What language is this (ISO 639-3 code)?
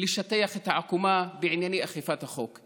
heb